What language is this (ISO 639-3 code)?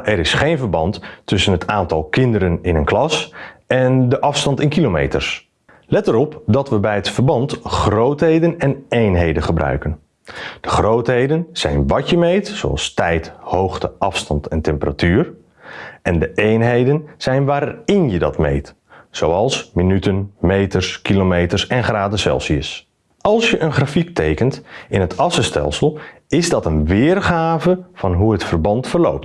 nld